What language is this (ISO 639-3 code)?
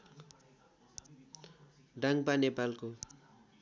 nep